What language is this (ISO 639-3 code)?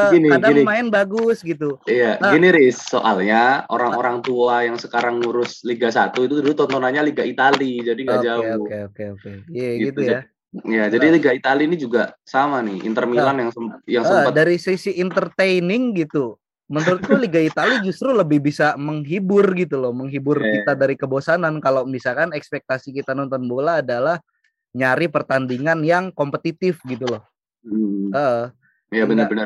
ind